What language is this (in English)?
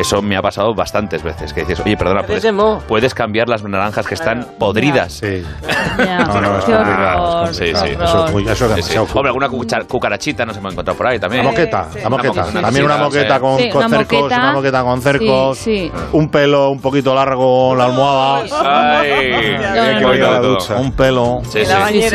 Spanish